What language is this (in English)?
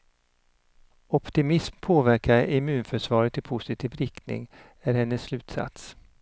Swedish